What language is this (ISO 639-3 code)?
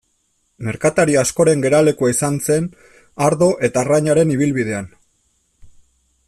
eus